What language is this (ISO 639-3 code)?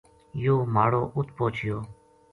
gju